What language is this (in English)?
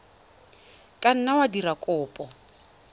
Tswana